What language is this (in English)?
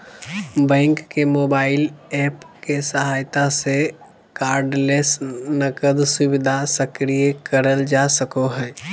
Magahi